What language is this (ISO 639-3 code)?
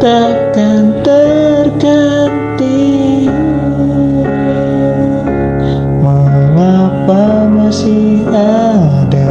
ind